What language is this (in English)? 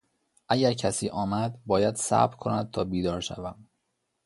Persian